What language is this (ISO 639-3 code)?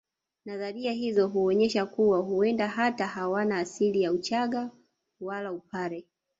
swa